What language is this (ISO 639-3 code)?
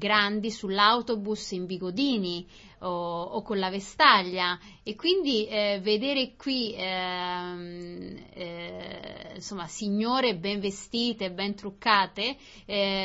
ita